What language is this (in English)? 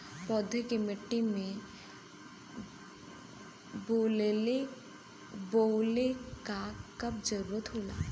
Bhojpuri